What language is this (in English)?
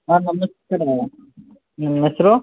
Kannada